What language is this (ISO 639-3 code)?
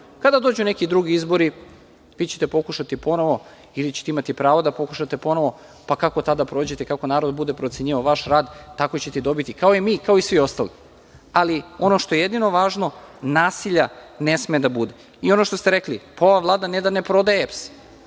srp